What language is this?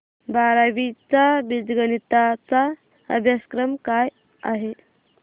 Marathi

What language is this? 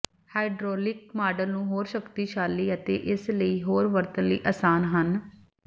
Punjabi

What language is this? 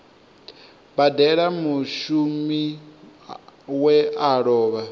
Venda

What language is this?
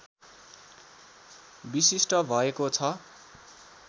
Nepali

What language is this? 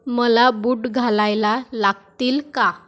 Marathi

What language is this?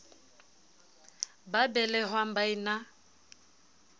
Southern Sotho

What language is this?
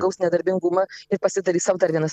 Lithuanian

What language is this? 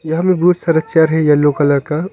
Hindi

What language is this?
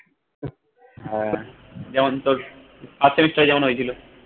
Bangla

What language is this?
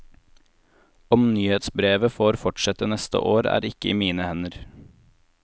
Norwegian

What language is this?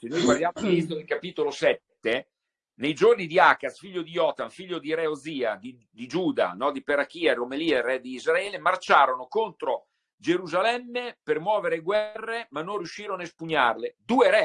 Italian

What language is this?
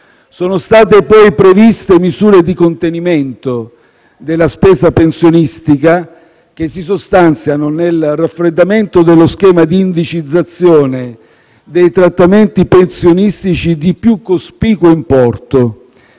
Italian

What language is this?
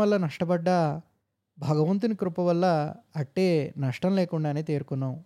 Telugu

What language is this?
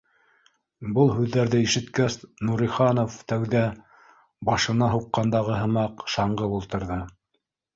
Bashkir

